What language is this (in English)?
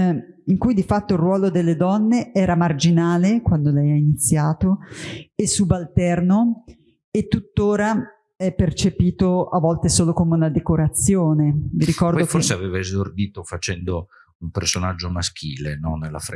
Italian